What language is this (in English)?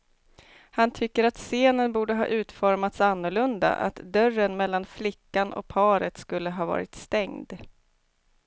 Swedish